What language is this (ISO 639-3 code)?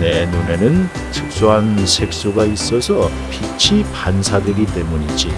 kor